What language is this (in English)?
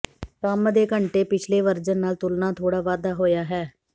Punjabi